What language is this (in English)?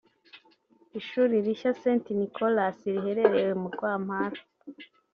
Kinyarwanda